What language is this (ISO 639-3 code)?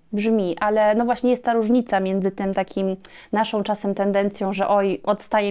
pol